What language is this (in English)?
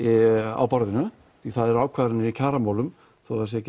Icelandic